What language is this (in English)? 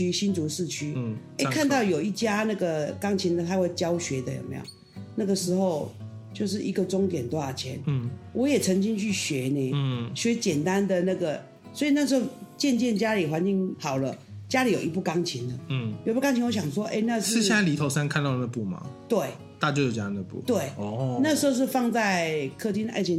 Chinese